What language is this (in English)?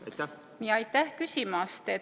Estonian